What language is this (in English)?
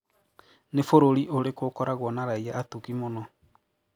Kikuyu